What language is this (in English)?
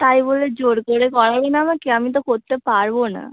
Bangla